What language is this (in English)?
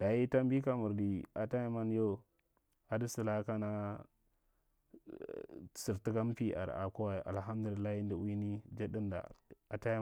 Marghi Central